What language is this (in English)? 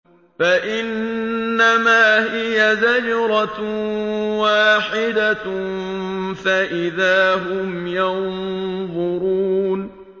Arabic